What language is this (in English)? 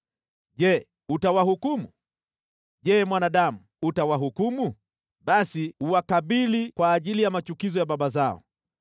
Swahili